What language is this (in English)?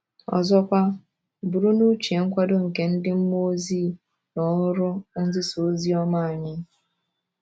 Igbo